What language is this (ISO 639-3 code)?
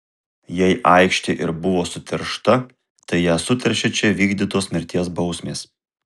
lit